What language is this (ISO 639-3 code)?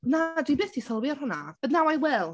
cym